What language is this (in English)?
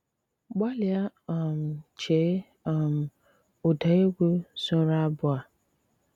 Igbo